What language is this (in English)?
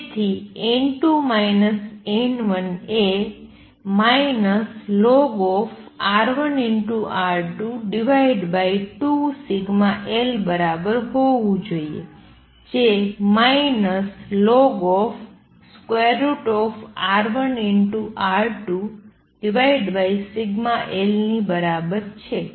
Gujarati